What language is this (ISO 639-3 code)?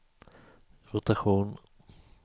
swe